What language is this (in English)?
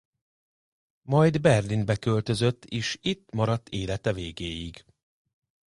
Hungarian